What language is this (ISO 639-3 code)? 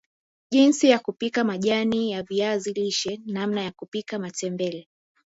swa